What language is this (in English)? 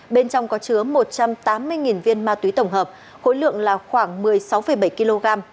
Vietnamese